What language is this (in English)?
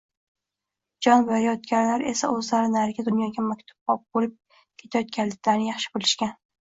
Uzbek